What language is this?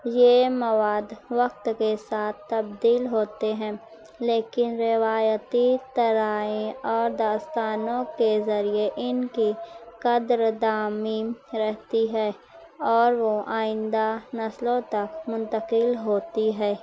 Urdu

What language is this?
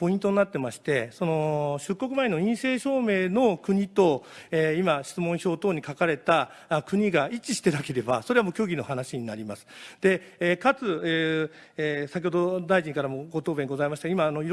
Japanese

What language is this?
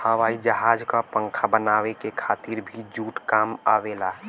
Bhojpuri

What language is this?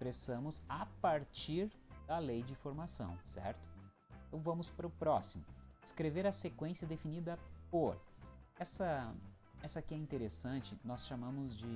Portuguese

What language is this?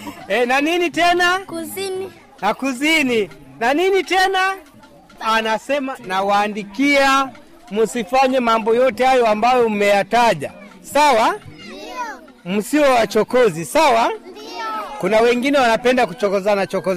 Swahili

